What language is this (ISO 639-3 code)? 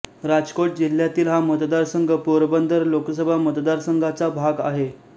mar